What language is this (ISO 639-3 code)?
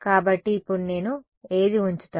tel